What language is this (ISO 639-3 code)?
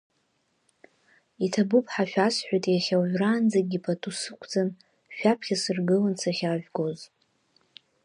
abk